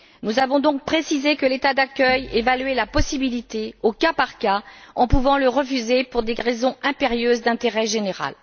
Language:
French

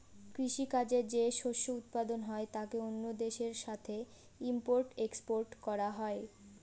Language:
Bangla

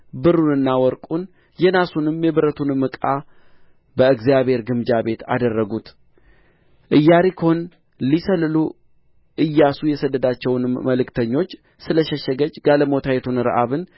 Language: Amharic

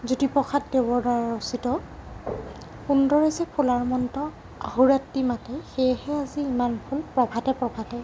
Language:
Assamese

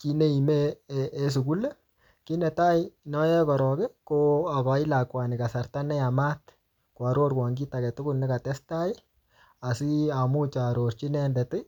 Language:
Kalenjin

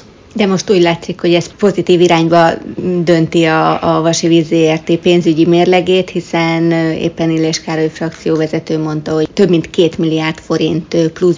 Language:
Hungarian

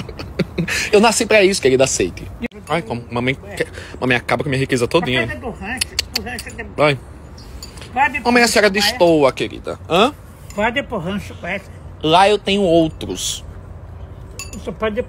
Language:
Portuguese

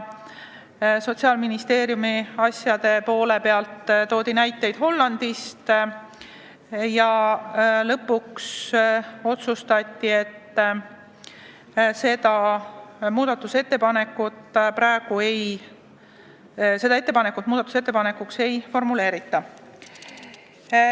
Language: Estonian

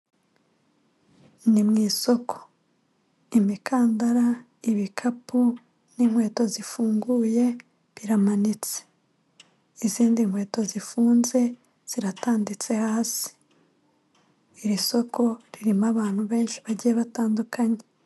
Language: Kinyarwanda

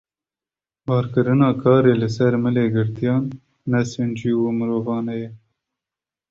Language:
Kurdish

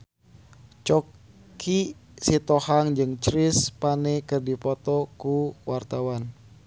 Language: Sundanese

